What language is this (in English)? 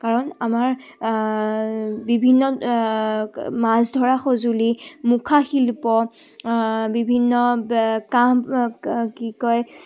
Assamese